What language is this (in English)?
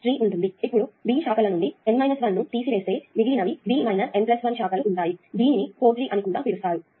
Telugu